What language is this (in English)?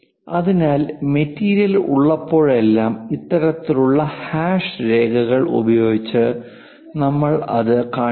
Malayalam